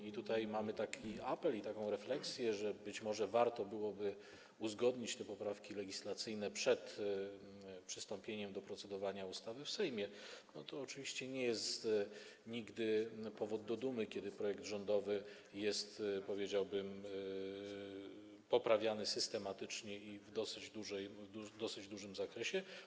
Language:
Polish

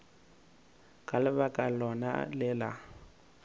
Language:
Northern Sotho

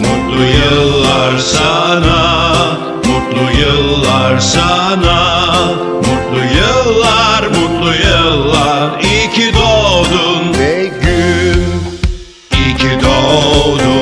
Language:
Romanian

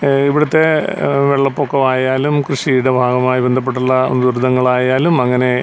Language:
Malayalam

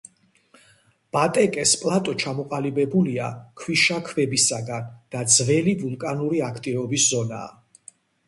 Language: Georgian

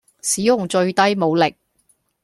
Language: Cantonese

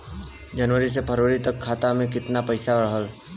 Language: Bhojpuri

